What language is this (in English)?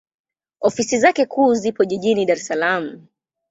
Swahili